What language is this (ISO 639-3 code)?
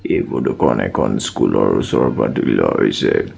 asm